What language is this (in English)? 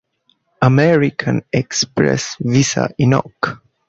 Bangla